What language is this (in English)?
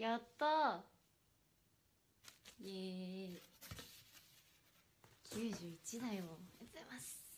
Japanese